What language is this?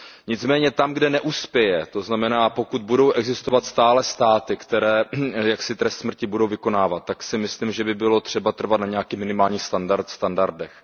Czech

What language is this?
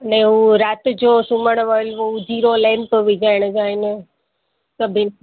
Sindhi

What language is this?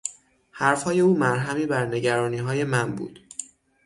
Persian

